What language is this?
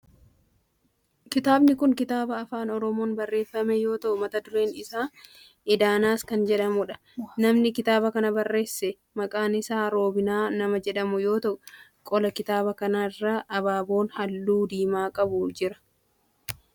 Oromo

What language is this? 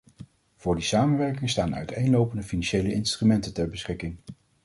Dutch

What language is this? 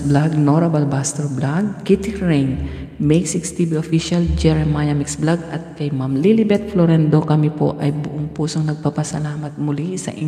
Filipino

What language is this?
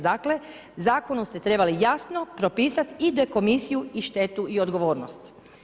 Croatian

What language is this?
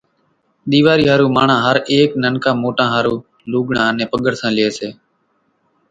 Kachi Koli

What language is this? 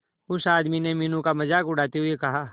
Hindi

